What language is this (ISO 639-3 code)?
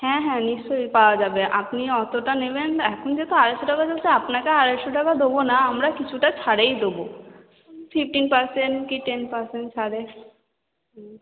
ben